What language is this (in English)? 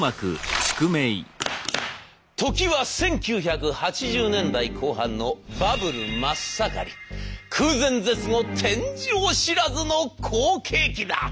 Japanese